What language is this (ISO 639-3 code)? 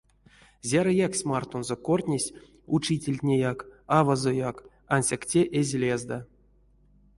myv